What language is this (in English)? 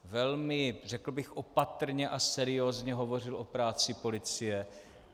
Czech